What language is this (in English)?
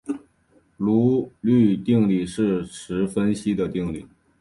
Chinese